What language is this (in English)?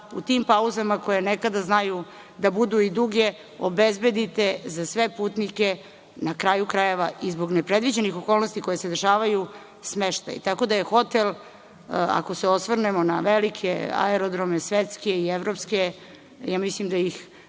Serbian